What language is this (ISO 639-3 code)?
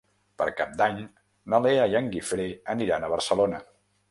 cat